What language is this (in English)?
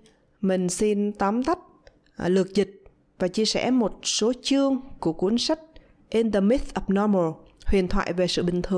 Vietnamese